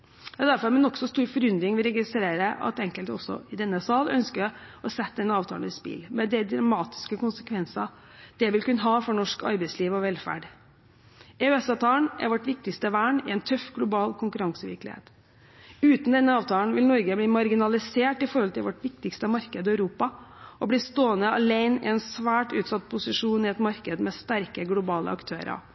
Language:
Norwegian Bokmål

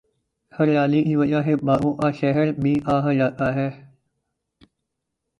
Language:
Urdu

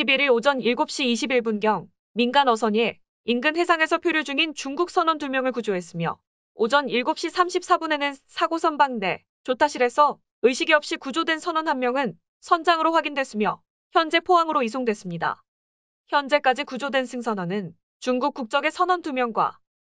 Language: Korean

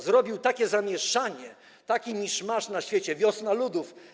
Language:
Polish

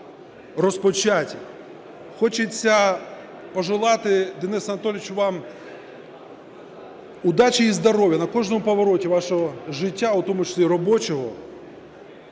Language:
Ukrainian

